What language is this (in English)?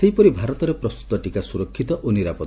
Odia